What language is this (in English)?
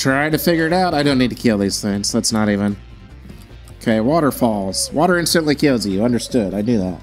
English